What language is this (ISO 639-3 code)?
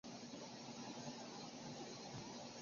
zho